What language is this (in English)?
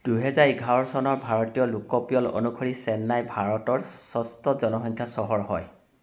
Assamese